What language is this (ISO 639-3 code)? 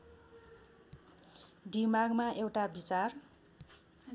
nep